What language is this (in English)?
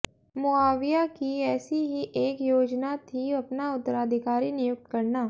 Hindi